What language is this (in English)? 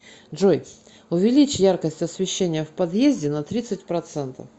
Russian